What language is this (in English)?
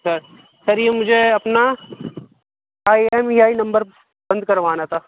Urdu